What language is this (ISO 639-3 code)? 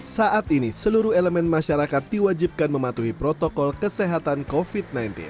ind